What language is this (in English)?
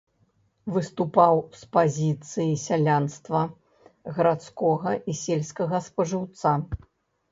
Belarusian